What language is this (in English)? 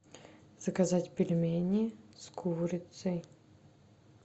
Russian